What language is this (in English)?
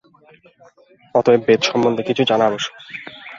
Bangla